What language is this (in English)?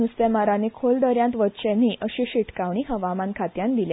Konkani